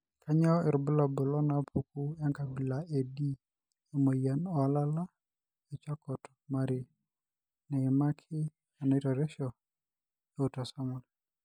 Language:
Masai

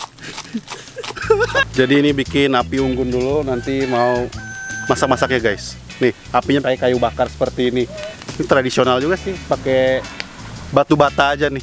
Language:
Indonesian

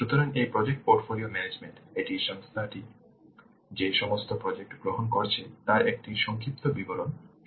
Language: Bangla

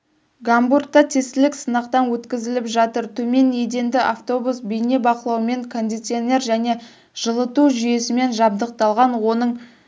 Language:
Kazakh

